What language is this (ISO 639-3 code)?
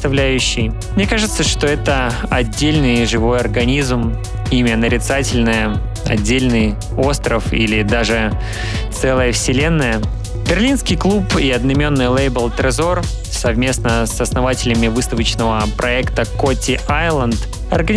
rus